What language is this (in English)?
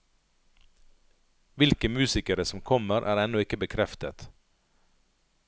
Norwegian